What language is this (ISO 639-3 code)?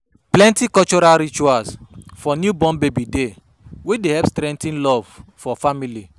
pcm